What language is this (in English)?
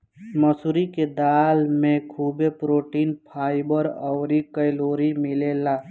Bhojpuri